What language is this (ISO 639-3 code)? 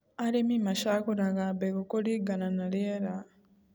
kik